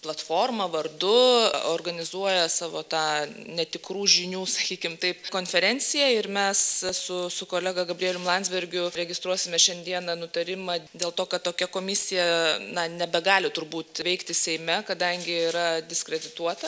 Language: Lithuanian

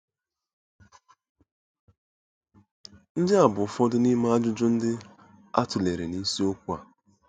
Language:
Igbo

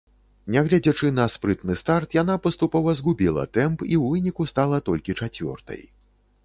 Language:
Belarusian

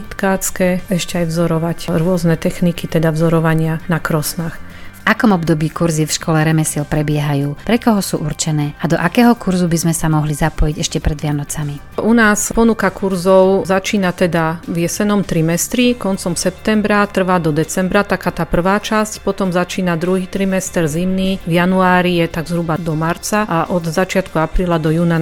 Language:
Slovak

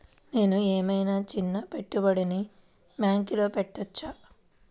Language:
Telugu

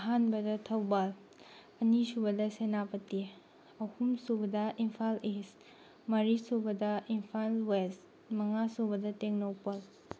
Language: Manipuri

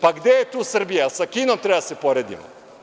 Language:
Serbian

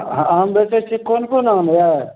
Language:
Maithili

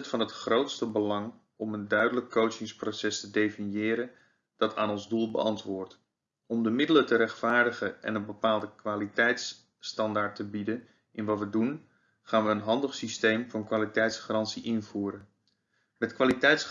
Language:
Dutch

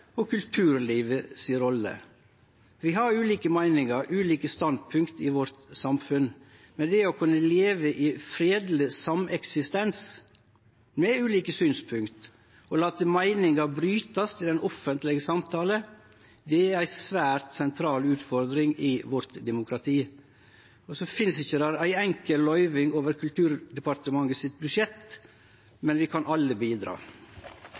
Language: Norwegian Nynorsk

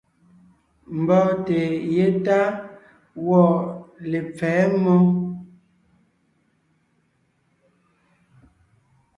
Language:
Ngiemboon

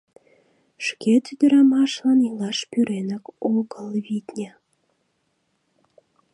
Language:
Mari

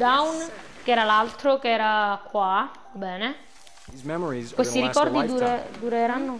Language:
Italian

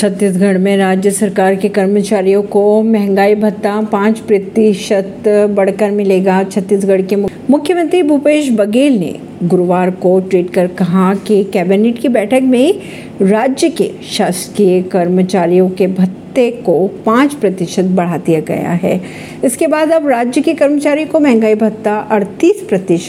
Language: Hindi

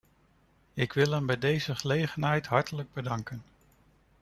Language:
Dutch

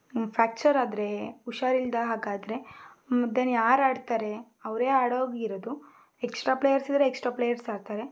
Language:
Kannada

